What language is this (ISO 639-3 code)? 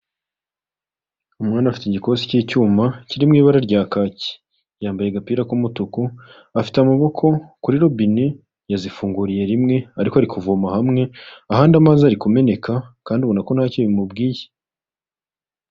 kin